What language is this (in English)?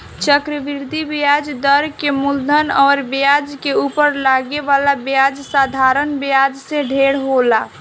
Bhojpuri